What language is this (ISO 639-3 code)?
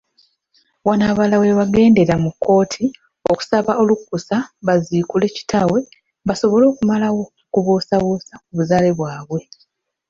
lug